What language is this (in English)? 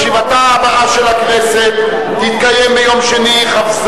Hebrew